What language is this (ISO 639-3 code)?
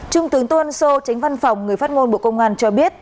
vie